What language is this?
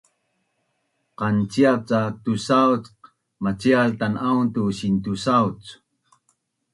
Bunun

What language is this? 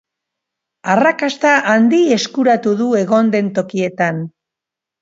Basque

